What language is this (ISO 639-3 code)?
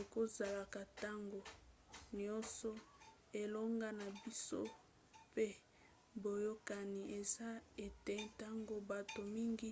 lin